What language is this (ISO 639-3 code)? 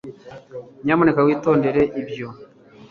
kin